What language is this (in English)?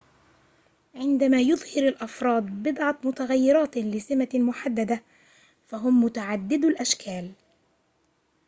Arabic